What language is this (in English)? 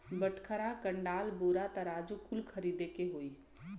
Bhojpuri